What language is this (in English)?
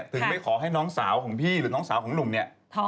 Thai